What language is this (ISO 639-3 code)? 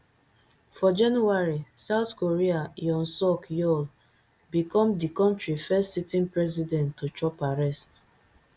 pcm